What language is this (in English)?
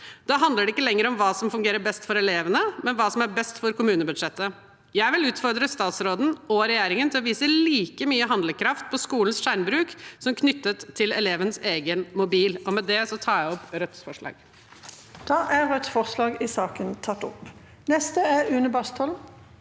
Norwegian